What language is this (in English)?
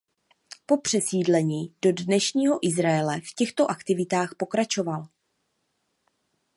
Czech